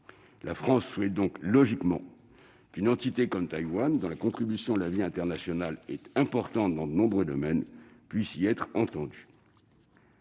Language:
French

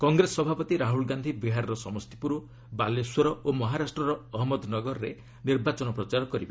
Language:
Odia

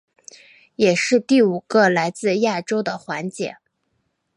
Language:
Chinese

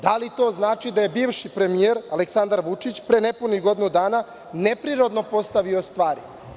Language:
Serbian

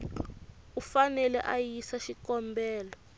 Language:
Tsonga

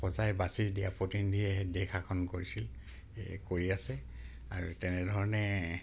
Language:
Assamese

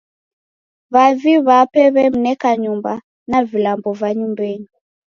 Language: Taita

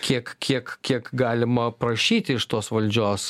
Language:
Lithuanian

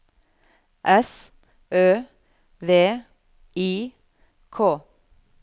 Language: Norwegian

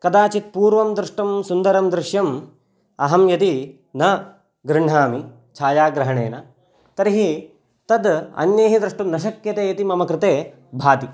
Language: Sanskrit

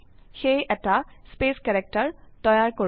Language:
Assamese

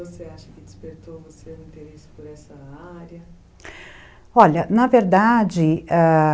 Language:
Portuguese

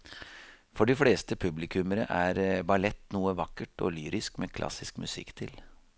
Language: Norwegian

